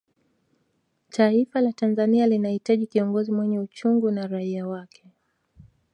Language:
Swahili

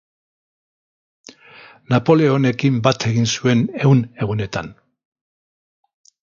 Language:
Basque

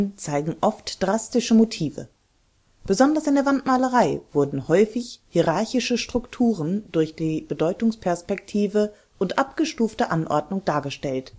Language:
German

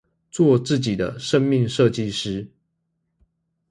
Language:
Chinese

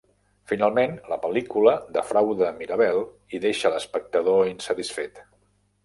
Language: Catalan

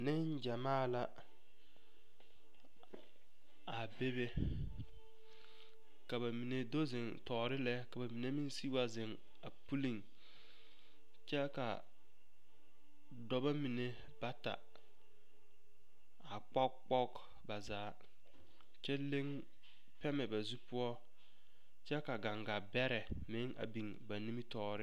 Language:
Southern Dagaare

